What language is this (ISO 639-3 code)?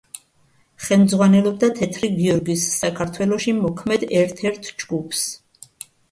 kat